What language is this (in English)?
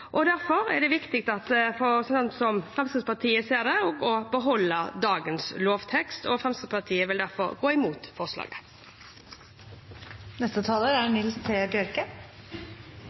Norwegian